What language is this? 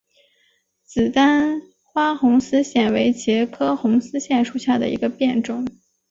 Chinese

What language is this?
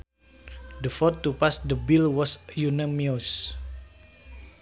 Sundanese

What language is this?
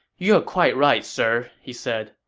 English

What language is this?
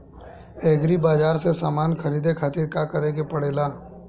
Bhojpuri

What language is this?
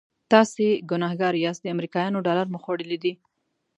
Pashto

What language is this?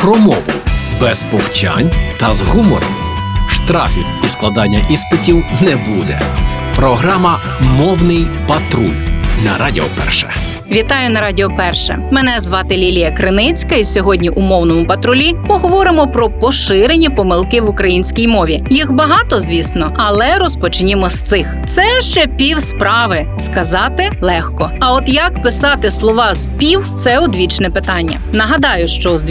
Ukrainian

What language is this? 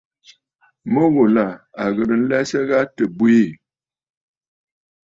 Bafut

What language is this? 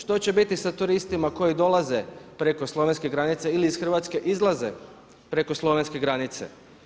Croatian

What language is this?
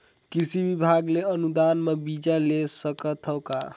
Chhattisgarhi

